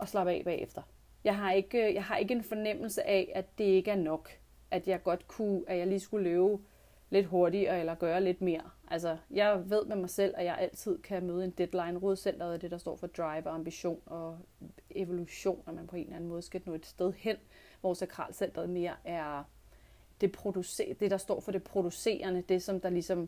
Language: Danish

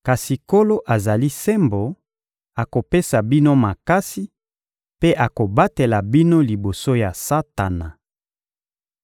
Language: Lingala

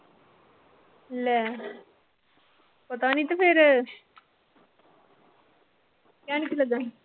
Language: Punjabi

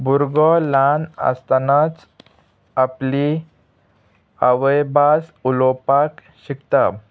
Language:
Konkani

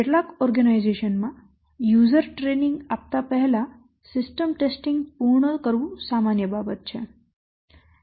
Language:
Gujarati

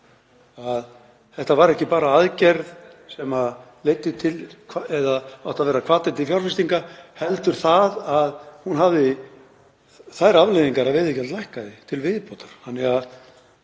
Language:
Icelandic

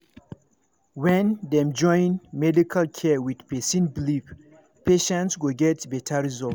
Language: Nigerian Pidgin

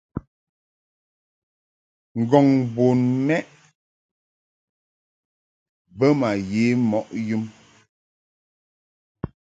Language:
Mungaka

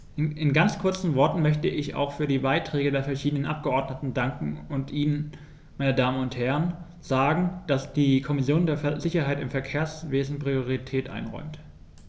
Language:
German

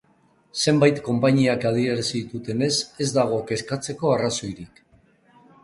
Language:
Basque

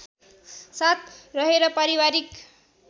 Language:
Nepali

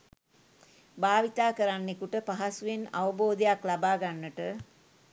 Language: Sinhala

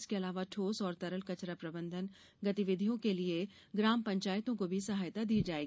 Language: Hindi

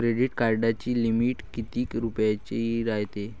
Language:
Marathi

